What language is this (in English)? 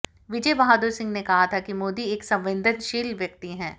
Hindi